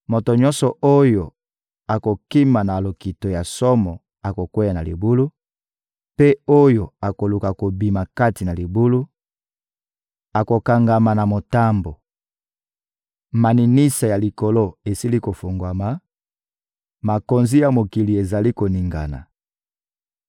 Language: Lingala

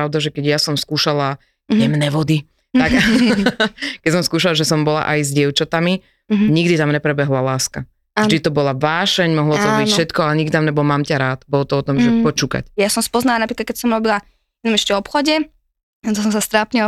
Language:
Slovak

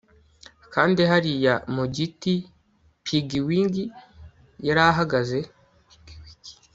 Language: Kinyarwanda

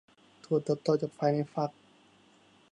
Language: Thai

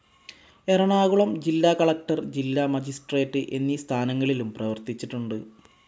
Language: Malayalam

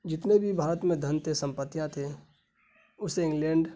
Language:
Urdu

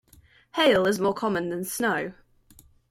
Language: English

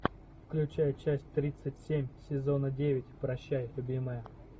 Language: Russian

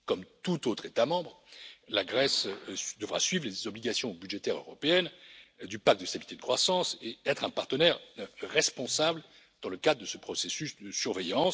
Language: French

